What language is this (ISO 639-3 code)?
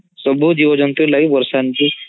ori